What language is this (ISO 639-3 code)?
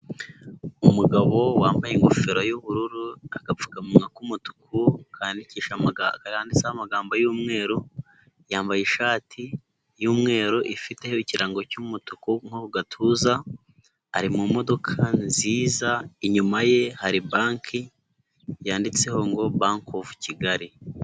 kin